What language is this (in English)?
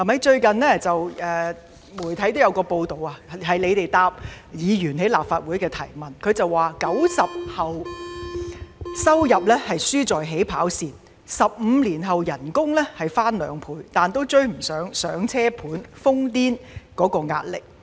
Cantonese